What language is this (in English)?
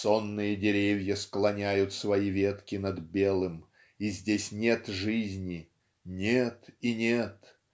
Russian